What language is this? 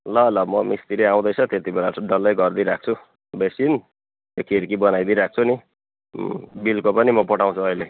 Nepali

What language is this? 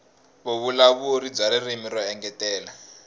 Tsonga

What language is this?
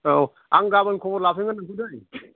Bodo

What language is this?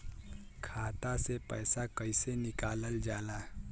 Bhojpuri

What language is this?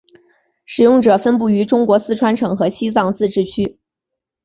Chinese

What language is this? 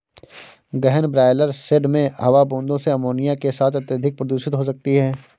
Hindi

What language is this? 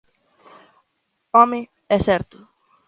Galician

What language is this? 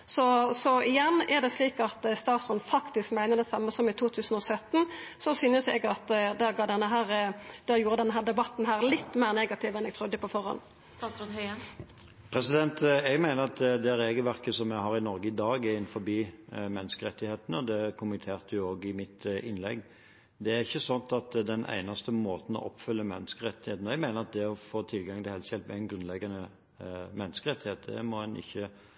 Norwegian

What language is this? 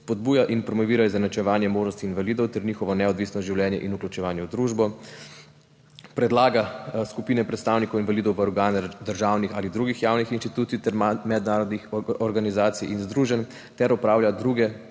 Slovenian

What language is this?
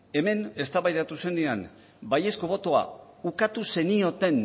Basque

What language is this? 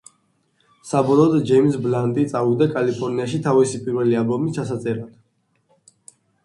Georgian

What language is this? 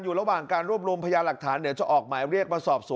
Thai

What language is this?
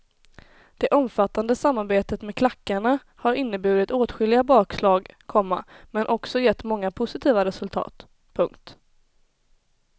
Swedish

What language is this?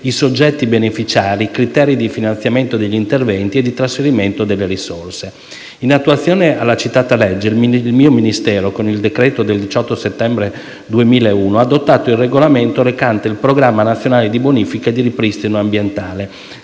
Italian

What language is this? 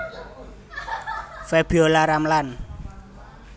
Javanese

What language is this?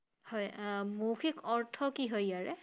Assamese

